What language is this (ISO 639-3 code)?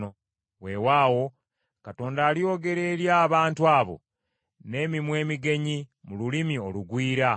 lug